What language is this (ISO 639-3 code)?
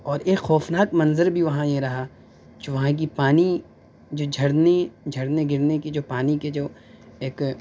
urd